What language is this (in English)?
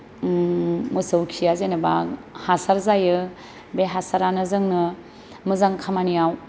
Bodo